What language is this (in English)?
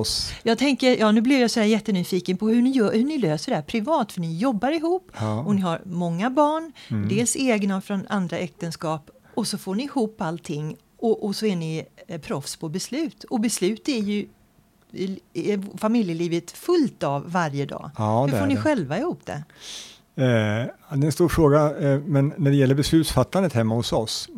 Swedish